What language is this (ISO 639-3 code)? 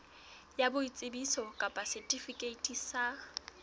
sot